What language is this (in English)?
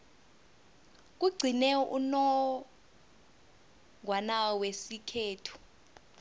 South Ndebele